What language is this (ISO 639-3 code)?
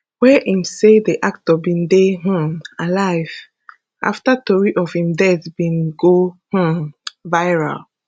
pcm